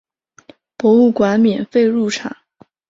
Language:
Chinese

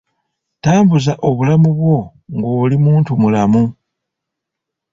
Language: Ganda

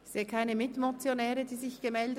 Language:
Swiss German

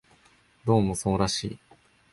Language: Japanese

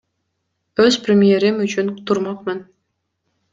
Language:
Kyrgyz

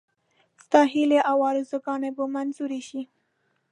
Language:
Pashto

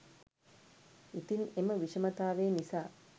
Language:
Sinhala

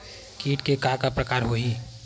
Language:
Chhattisgarhi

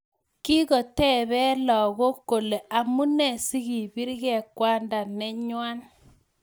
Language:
Kalenjin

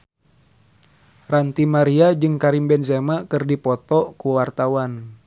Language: Sundanese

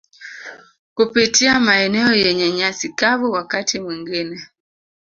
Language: Swahili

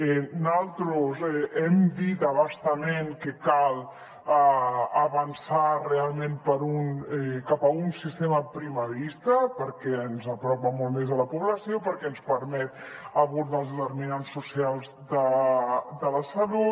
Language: Catalan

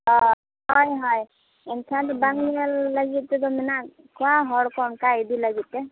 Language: Santali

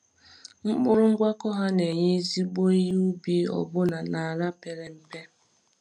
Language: Igbo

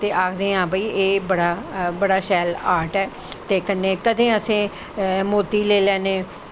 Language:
Dogri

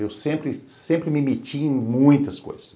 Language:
Portuguese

